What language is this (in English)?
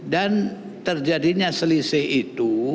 Indonesian